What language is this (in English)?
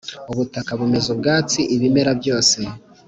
Kinyarwanda